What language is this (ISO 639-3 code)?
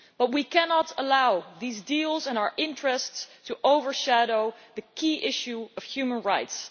eng